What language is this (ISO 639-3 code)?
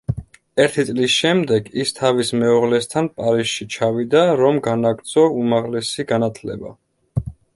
kat